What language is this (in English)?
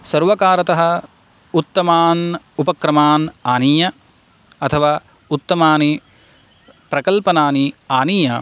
Sanskrit